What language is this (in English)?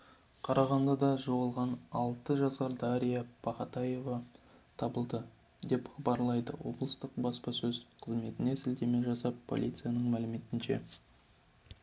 Kazakh